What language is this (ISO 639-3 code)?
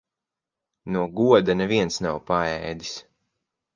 lav